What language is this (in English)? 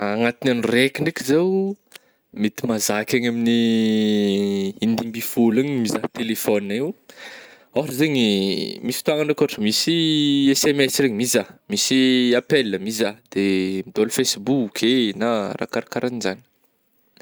Northern Betsimisaraka Malagasy